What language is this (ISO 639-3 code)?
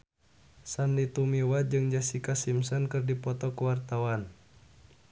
sun